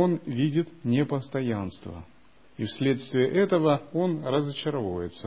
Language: Russian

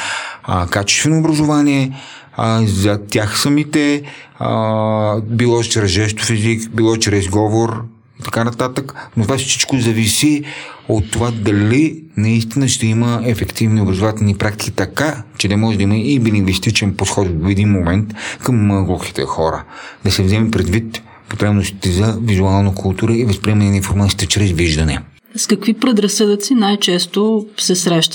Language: Bulgarian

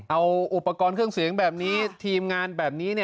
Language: Thai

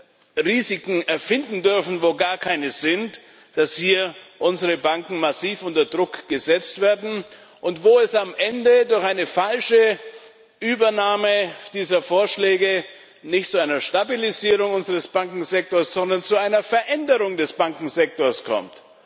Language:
German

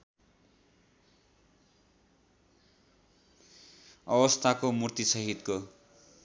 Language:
Nepali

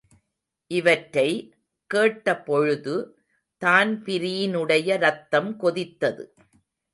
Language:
Tamil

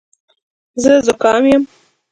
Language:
Pashto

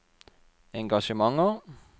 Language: Norwegian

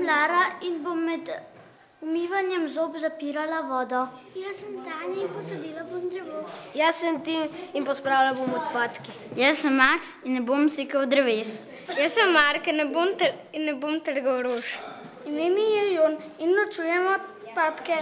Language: Bulgarian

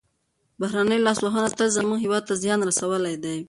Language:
Pashto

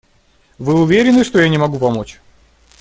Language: Russian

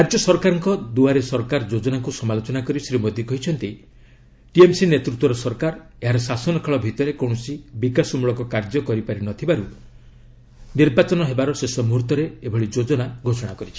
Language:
Odia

